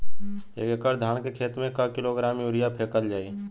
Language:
Bhojpuri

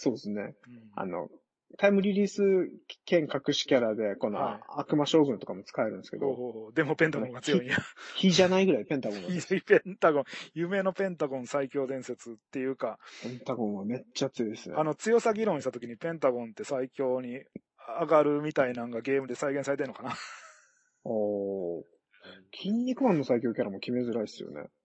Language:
Japanese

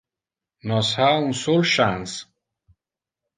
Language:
Interlingua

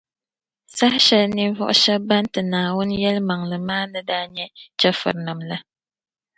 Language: Dagbani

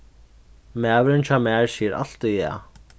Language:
Faroese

